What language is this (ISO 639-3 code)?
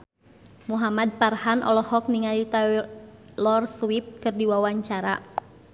sun